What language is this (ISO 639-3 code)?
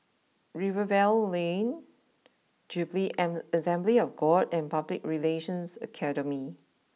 eng